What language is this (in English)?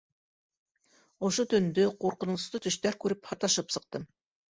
Bashkir